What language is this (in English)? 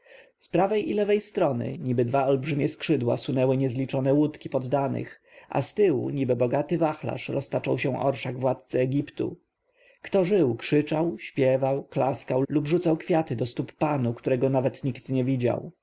Polish